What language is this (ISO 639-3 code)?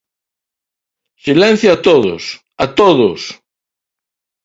glg